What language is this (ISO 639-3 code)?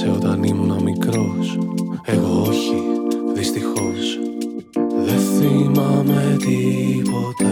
ell